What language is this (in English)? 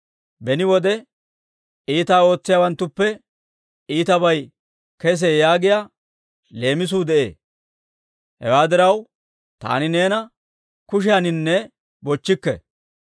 Dawro